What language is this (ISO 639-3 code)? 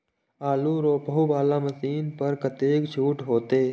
mai